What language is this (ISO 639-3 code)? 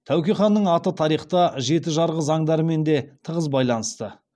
kaz